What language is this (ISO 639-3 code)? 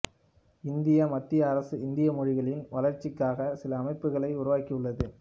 tam